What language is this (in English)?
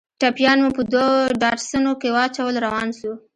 Pashto